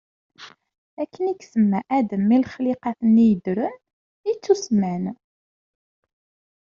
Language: Kabyle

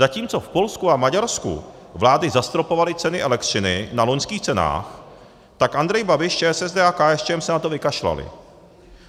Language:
Czech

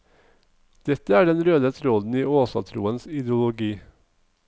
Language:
Norwegian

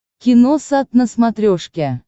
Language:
Russian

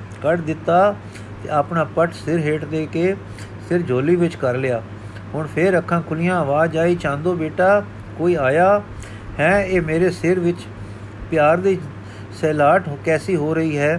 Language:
Punjabi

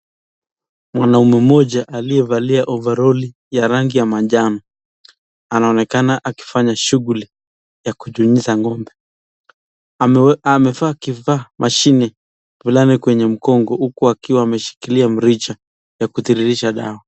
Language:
Swahili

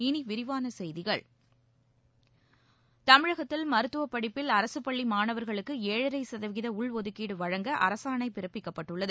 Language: Tamil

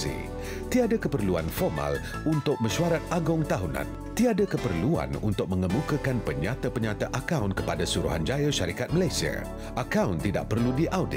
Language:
Malay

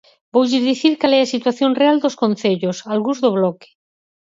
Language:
Galician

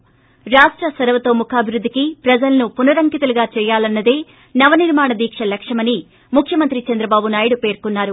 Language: Telugu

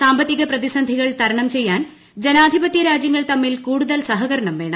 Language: Malayalam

